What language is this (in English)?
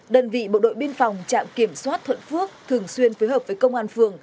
Vietnamese